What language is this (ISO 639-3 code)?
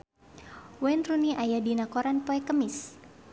sun